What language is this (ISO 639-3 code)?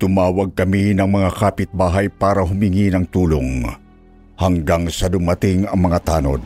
fil